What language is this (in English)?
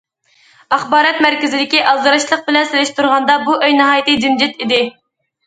Uyghur